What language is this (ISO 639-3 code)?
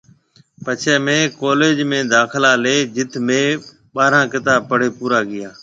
mve